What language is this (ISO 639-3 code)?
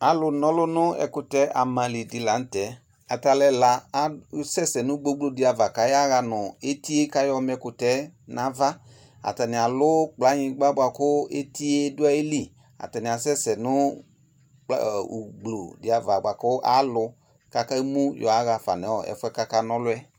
kpo